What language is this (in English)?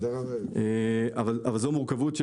Hebrew